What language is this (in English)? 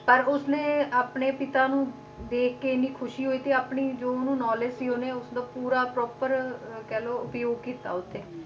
Punjabi